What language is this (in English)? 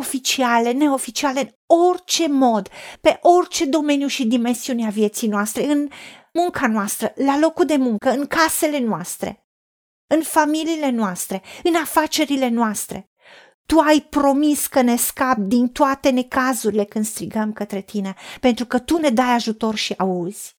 Romanian